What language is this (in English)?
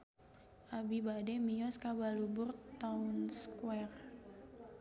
Sundanese